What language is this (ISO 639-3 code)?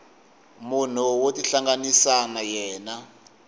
tso